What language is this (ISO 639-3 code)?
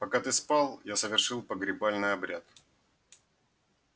rus